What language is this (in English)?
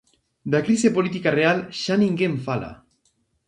Galician